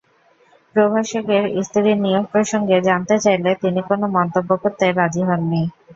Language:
Bangla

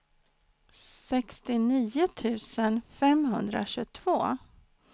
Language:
Swedish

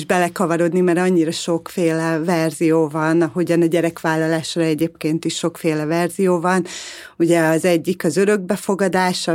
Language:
Hungarian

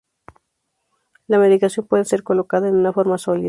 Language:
Spanish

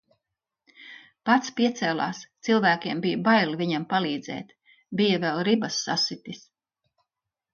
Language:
Latvian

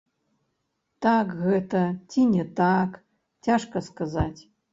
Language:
Belarusian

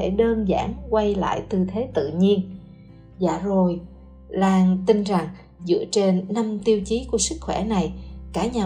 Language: Vietnamese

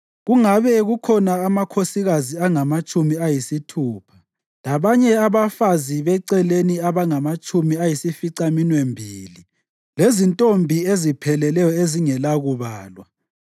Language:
North Ndebele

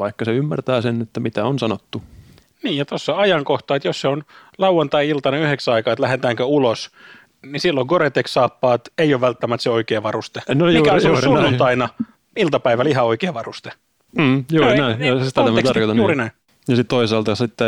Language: Finnish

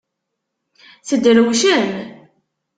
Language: Kabyle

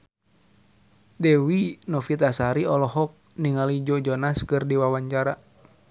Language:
Sundanese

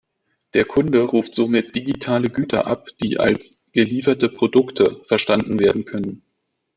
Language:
German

